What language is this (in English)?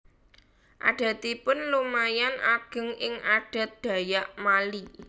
Javanese